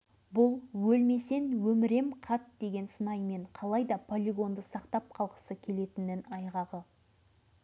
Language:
Kazakh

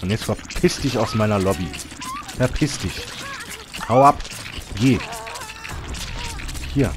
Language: German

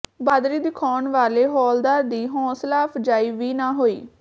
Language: Punjabi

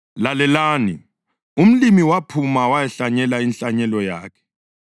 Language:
North Ndebele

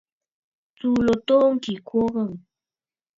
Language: Bafut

